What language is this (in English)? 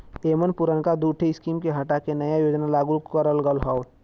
Bhojpuri